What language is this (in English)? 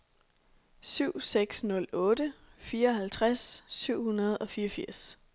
Danish